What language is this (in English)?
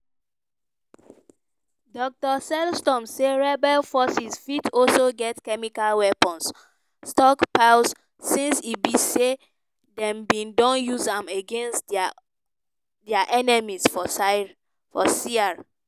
Nigerian Pidgin